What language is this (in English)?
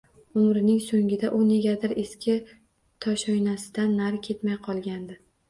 Uzbek